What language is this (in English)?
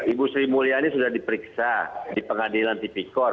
Indonesian